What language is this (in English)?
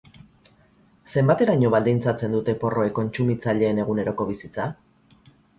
Basque